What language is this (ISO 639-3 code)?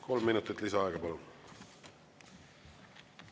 est